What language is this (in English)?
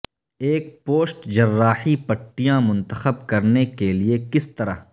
Urdu